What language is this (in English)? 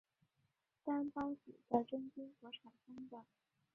Chinese